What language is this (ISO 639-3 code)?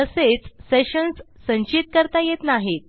mar